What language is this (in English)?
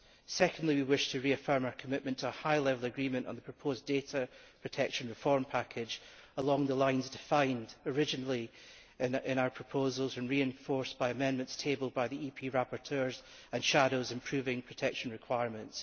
English